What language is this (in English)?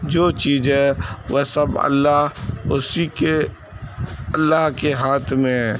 Urdu